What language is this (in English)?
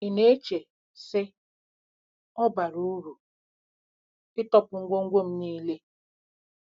Igbo